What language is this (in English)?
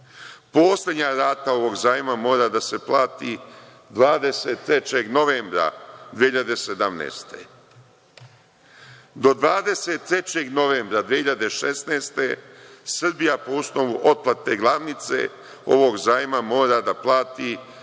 Serbian